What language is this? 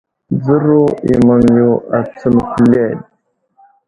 Wuzlam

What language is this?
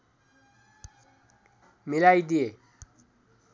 Nepali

